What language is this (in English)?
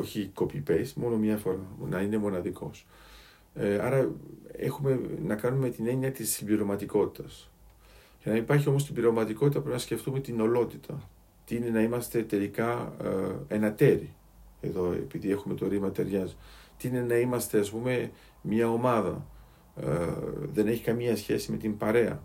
Greek